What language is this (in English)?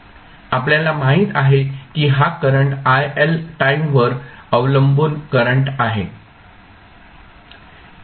Marathi